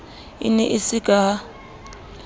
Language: Southern Sotho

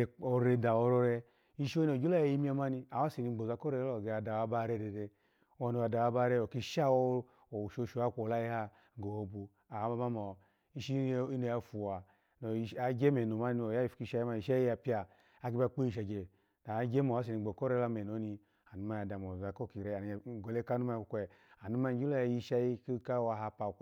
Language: Alago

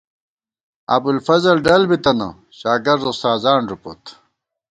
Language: Gawar-Bati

